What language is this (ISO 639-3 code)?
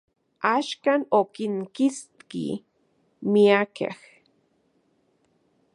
ncx